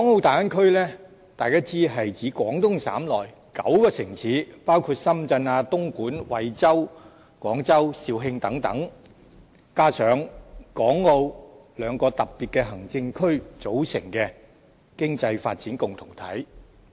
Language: Cantonese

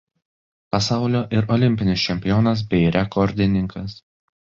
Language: Lithuanian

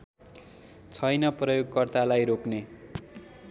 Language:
Nepali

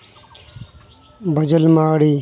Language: Santali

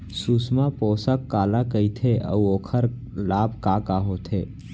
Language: Chhattisgarhi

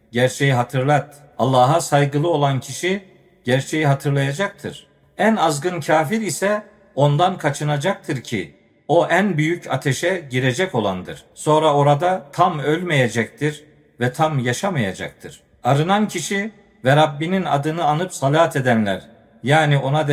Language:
Turkish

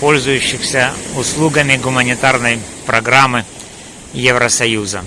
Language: Russian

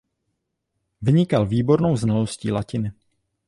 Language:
Czech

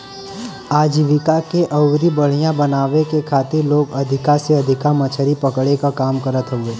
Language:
Bhojpuri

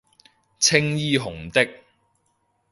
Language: Cantonese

